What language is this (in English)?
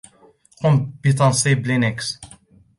Arabic